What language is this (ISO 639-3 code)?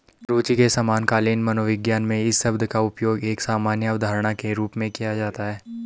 hin